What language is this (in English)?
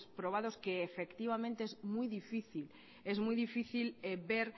Spanish